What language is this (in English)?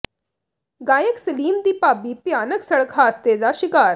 Punjabi